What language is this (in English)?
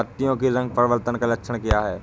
Hindi